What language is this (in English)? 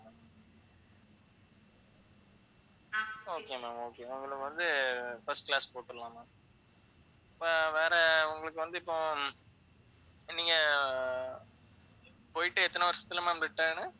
Tamil